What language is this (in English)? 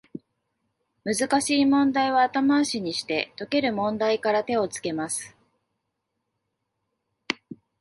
Japanese